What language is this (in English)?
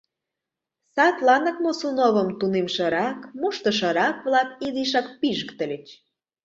Mari